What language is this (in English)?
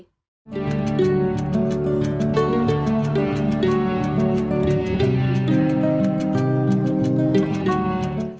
Vietnamese